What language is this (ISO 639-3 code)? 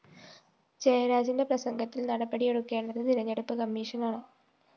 mal